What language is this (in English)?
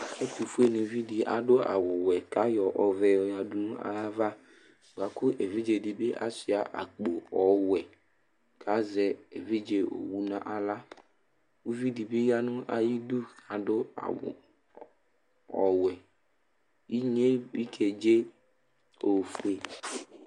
Ikposo